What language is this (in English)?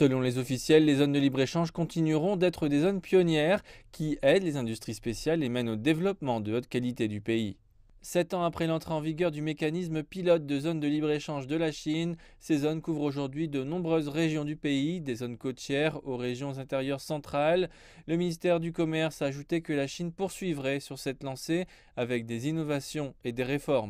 French